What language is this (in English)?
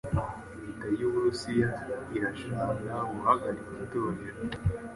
Kinyarwanda